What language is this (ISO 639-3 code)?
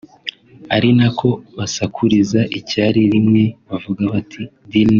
kin